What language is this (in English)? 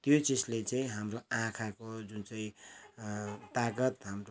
Nepali